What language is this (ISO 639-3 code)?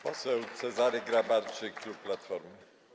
pol